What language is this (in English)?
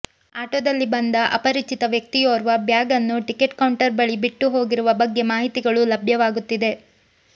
Kannada